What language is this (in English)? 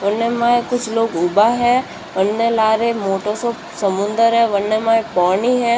Marwari